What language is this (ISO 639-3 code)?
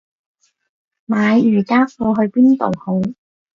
yue